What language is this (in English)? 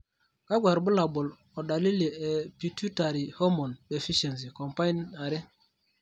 Masai